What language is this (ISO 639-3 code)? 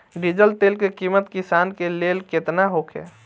bho